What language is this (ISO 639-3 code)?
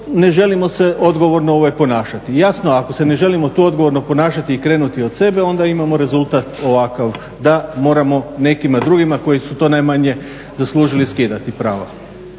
hrv